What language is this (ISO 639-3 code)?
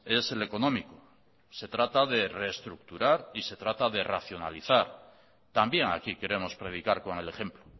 spa